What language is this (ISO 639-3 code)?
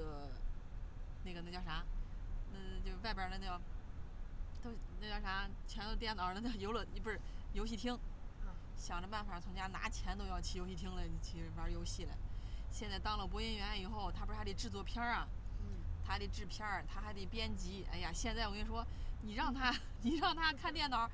zho